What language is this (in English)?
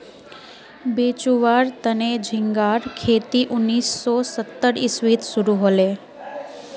Magahi